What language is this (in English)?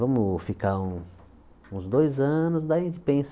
Portuguese